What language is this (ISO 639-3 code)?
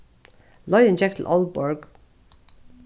fao